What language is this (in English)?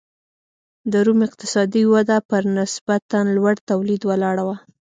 Pashto